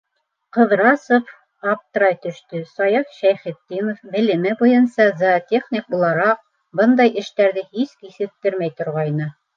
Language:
Bashkir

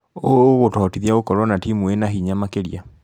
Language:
Kikuyu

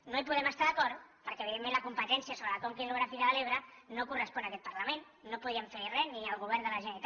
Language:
Catalan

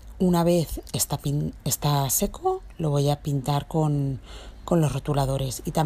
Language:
Spanish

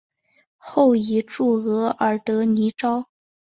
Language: Chinese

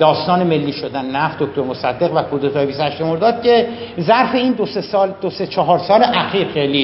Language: Persian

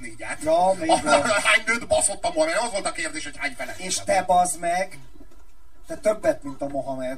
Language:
Hungarian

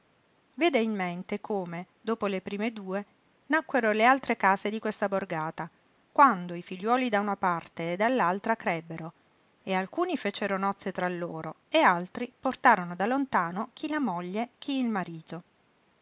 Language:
Italian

